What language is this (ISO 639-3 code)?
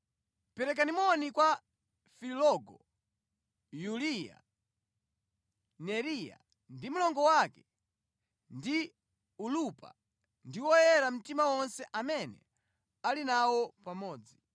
nya